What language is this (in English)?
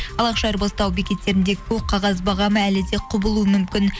Kazakh